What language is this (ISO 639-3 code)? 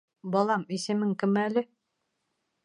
bak